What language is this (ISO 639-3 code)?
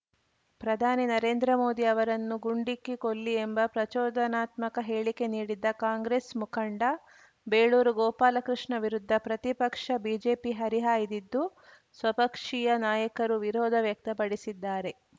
kan